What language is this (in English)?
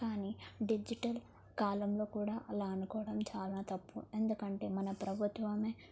Telugu